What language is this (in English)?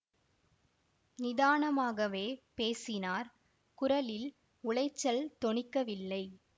Tamil